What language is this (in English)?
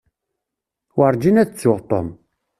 Kabyle